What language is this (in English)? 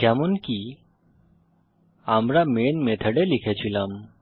Bangla